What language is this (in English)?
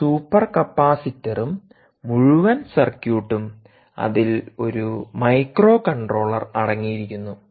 Malayalam